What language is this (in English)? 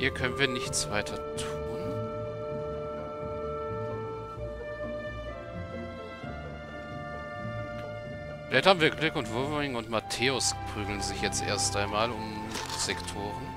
German